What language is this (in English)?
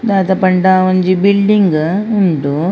Tulu